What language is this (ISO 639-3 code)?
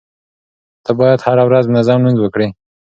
pus